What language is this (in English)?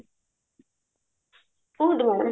Odia